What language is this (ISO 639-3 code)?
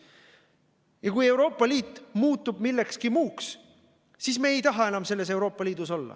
est